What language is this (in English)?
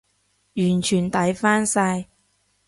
Cantonese